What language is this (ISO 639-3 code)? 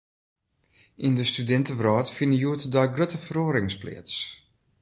fry